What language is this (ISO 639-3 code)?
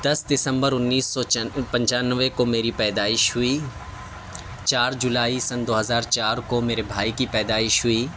urd